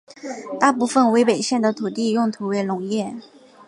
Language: Chinese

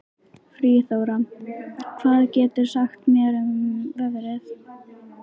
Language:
Icelandic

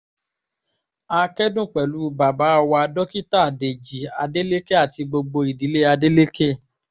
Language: Yoruba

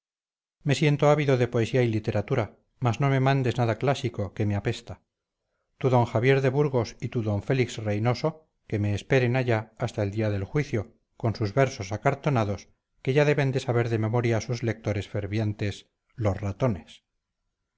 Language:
Spanish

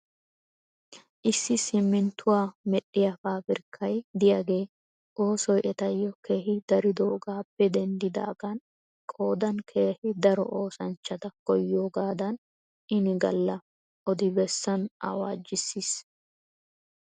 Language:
Wolaytta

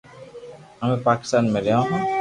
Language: Loarki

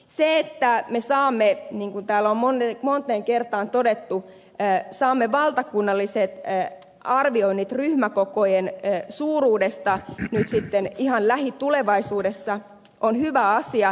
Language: Finnish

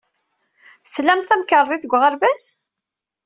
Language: Kabyle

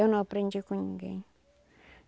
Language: Portuguese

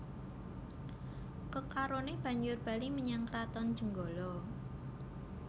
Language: Javanese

